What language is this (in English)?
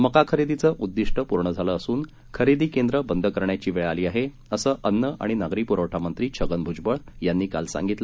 Marathi